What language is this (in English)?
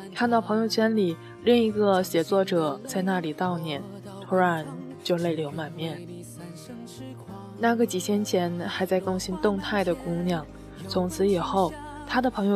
Chinese